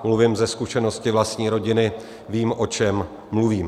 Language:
Czech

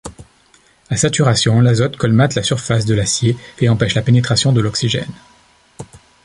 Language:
French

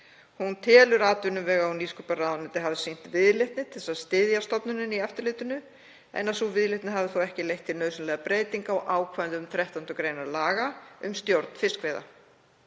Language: Icelandic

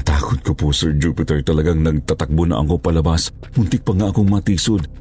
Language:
Filipino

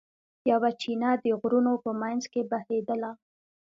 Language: Pashto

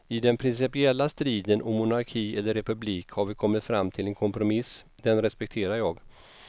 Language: Swedish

